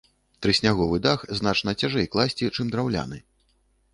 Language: Belarusian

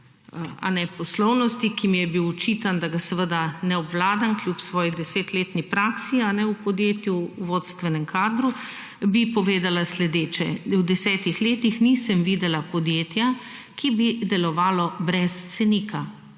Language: Slovenian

